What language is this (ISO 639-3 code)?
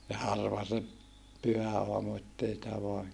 fin